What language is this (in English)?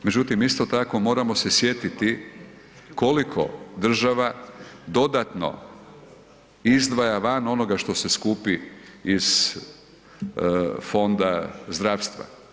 Croatian